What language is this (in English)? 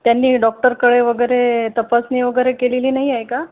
Marathi